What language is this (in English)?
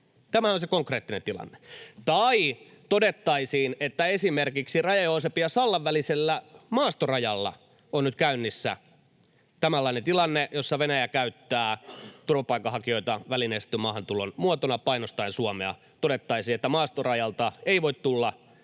Finnish